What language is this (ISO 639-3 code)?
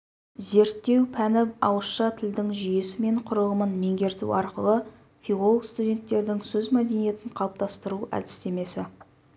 kaz